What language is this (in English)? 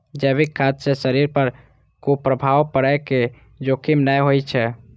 Maithili